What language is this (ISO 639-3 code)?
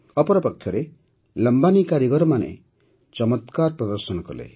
ori